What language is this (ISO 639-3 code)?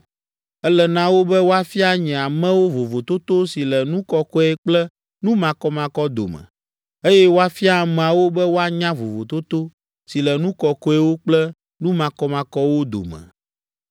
ewe